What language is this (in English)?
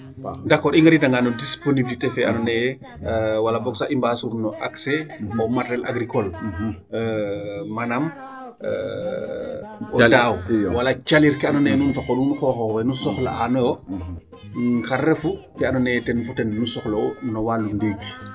Serer